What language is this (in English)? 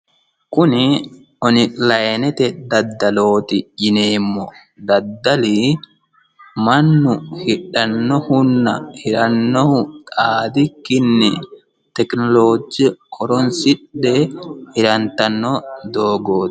Sidamo